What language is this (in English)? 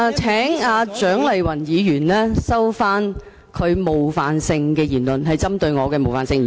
Cantonese